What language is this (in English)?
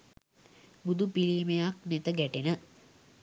Sinhala